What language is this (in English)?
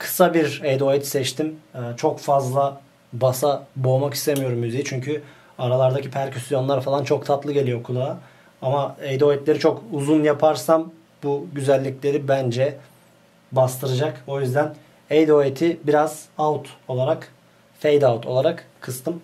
Turkish